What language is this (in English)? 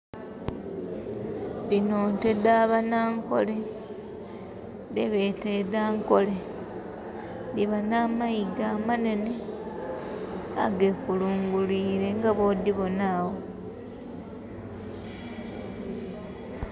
Soga